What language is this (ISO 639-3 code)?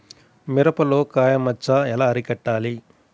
tel